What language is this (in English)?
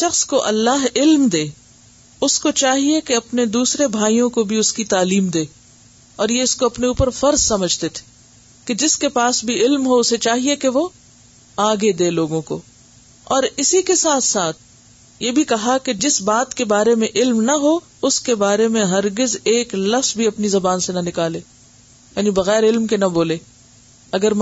Urdu